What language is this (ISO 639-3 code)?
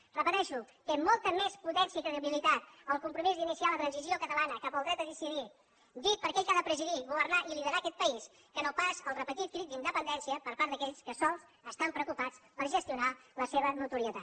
cat